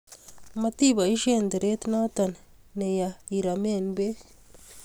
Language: Kalenjin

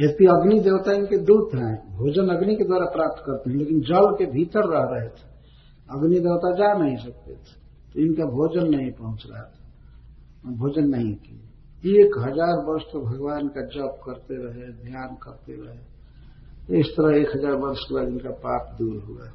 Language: Hindi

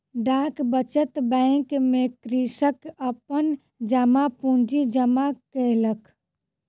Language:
Maithili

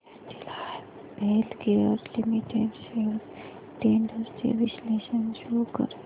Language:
Marathi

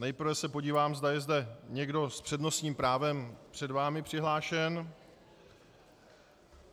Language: Czech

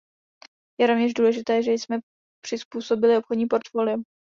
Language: Czech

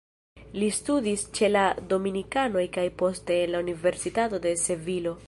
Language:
Esperanto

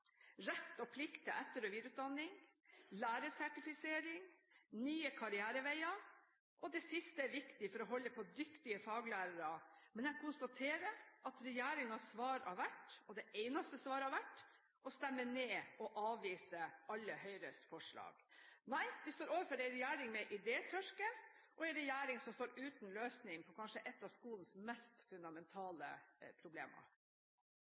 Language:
Norwegian Bokmål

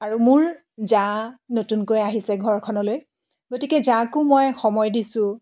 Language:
Assamese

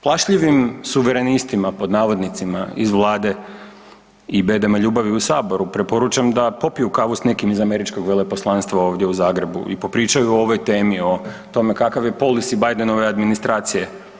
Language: Croatian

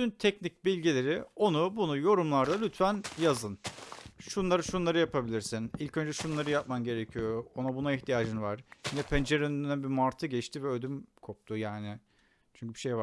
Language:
Turkish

